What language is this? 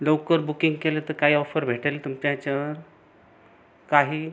Marathi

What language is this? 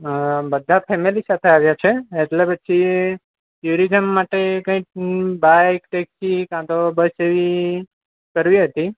Gujarati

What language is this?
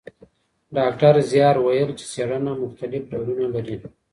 Pashto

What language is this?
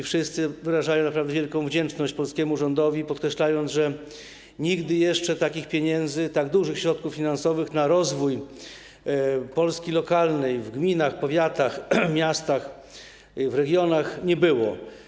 Polish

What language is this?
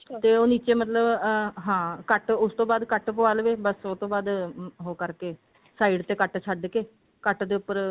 Punjabi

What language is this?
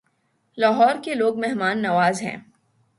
Urdu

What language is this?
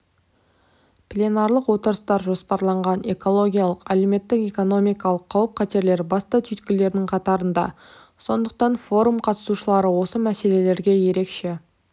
Kazakh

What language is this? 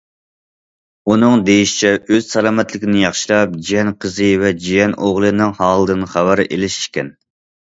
Uyghur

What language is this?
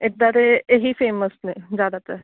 Punjabi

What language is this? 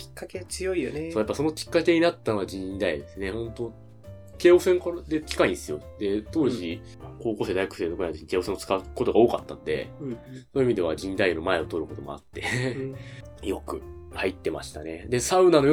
Japanese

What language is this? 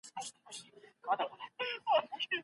Pashto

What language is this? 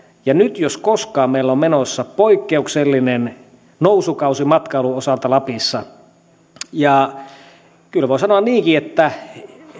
Finnish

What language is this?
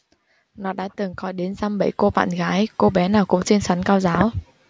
Vietnamese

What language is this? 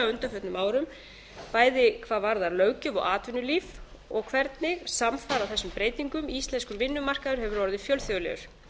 Icelandic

